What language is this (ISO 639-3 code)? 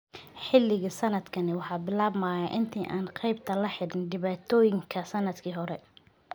som